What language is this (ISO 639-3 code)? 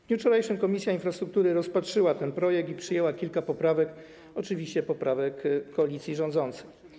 pol